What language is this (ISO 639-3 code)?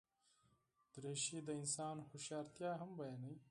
pus